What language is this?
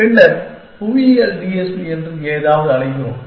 Tamil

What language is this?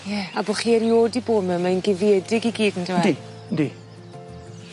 Welsh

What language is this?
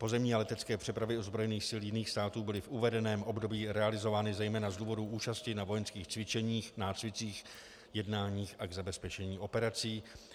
Czech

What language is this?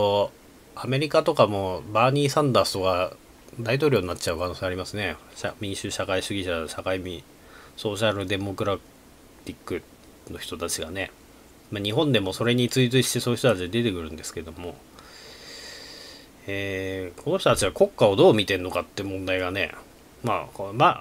Japanese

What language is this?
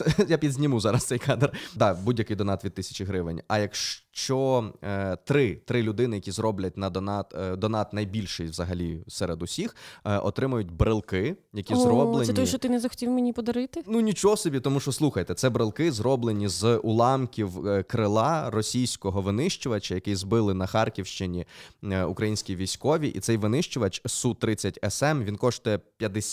Ukrainian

